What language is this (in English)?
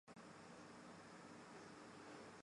Chinese